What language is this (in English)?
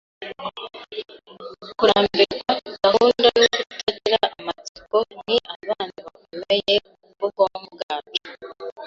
Kinyarwanda